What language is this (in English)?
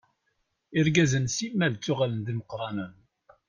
Kabyle